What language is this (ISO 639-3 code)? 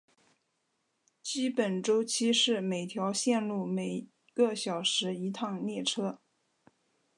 zho